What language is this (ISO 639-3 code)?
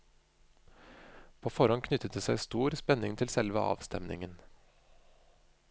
nor